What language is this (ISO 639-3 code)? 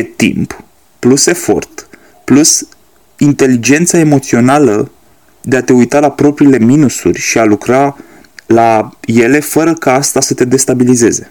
ron